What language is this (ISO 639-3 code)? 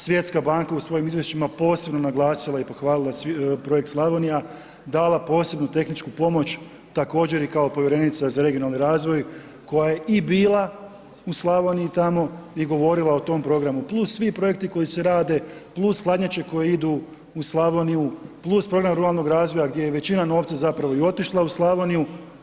hrv